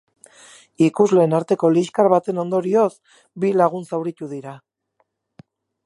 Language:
Basque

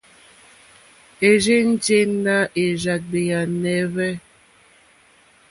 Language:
Mokpwe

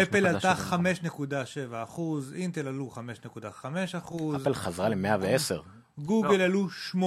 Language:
Hebrew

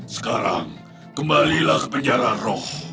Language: Indonesian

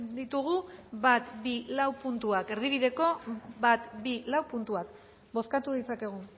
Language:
Basque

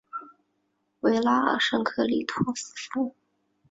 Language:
Chinese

